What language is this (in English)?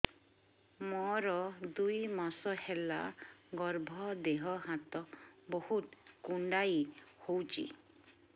Odia